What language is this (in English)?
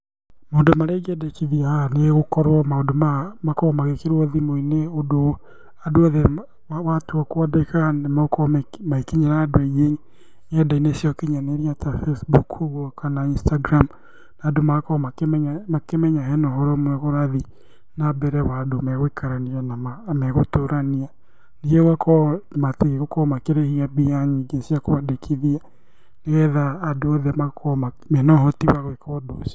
Kikuyu